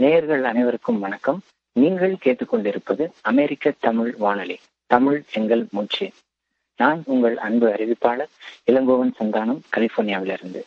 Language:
Tamil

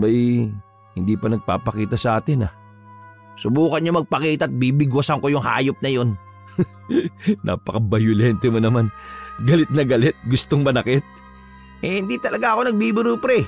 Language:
Filipino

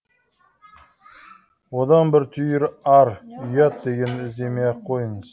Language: Kazakh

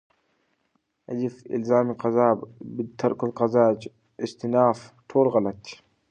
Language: Pashto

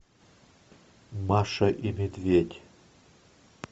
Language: Russian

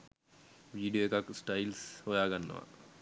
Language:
Sinhala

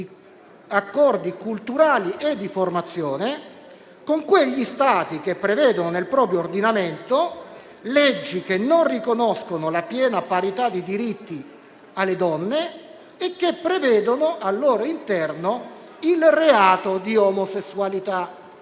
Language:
Italian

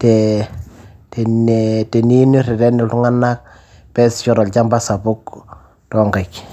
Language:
Masai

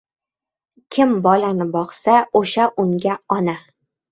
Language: Uzbek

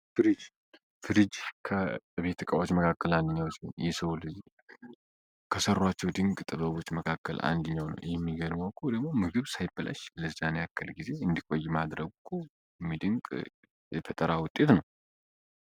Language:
Amharic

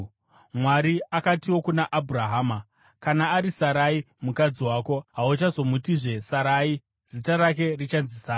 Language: Shona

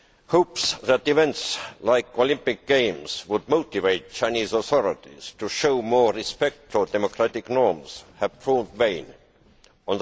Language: English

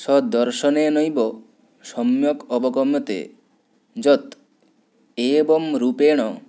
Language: Sanskrit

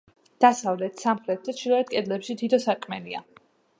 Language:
Georgian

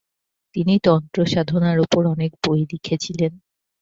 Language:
Bangla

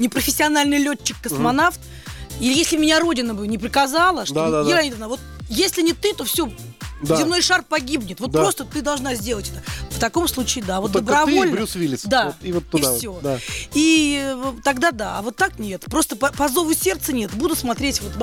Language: Russian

